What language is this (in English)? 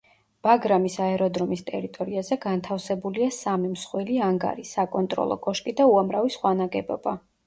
Georgian